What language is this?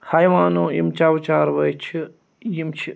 Kashmiri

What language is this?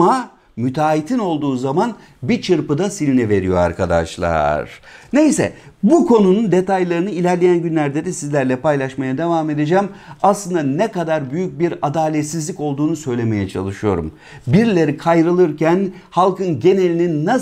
Turkish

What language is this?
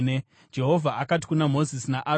Shona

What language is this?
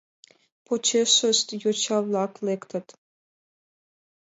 Mari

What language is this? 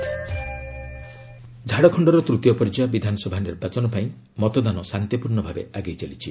Odia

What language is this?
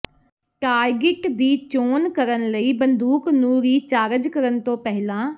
Punjabi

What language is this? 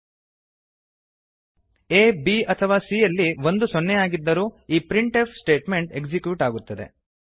Kannada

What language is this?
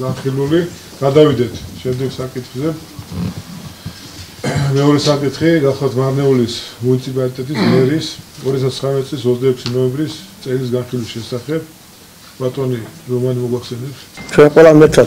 Greek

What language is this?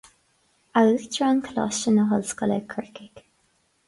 Irish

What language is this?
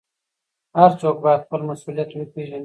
Pashto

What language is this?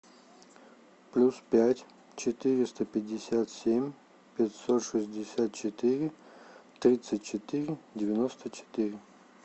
Russian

